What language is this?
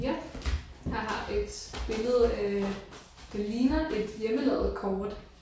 Danish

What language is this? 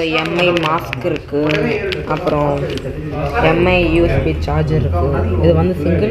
Romanian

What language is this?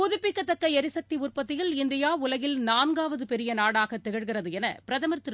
Tamil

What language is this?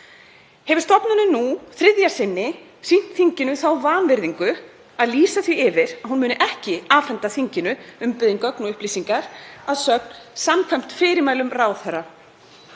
Icelandic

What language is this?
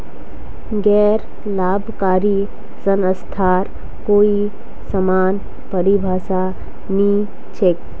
Magahi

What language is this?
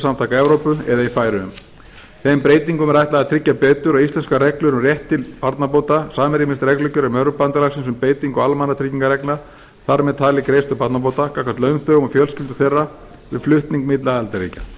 Icelandic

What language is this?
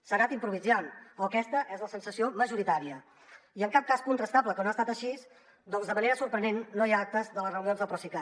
Catalan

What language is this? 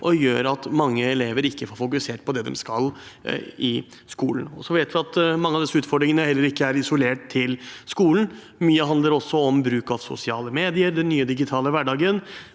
Norwegian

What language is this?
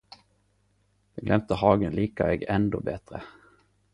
Norwegian Nynorsk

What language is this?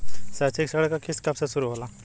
Bhojpuri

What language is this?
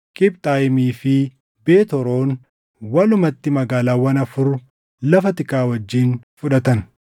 Oromo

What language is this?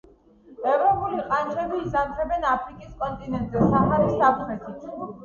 Georgian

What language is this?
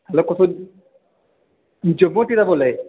Dogri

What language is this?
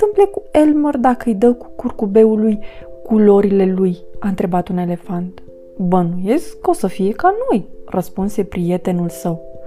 Romanian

